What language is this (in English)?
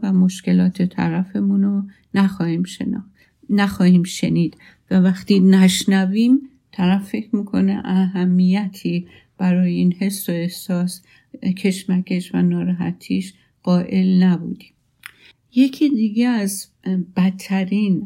Persian